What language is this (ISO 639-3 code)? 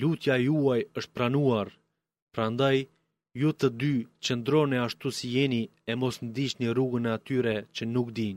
ell